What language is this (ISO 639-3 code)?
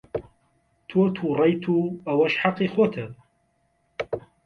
ckb